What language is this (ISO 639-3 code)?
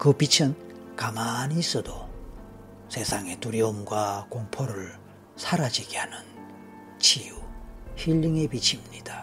kor